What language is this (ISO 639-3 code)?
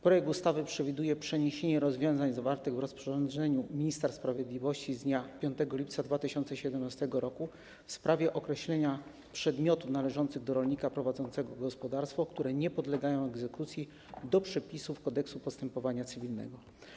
pol